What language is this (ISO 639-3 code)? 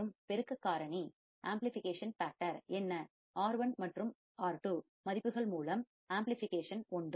tam